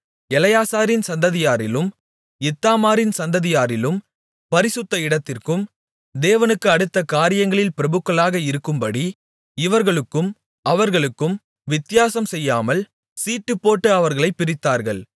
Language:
Tamil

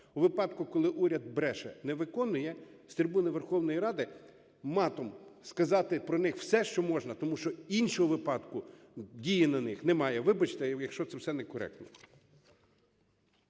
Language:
Ukrainian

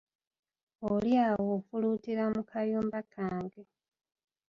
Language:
Ganda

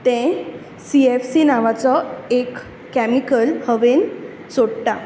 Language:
Konkani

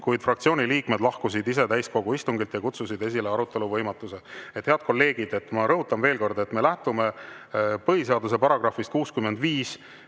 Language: Estonian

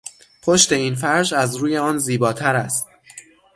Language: Persian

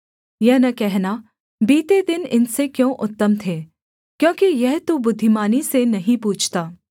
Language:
Hindi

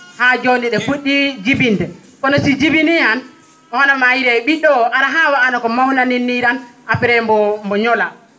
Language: Fula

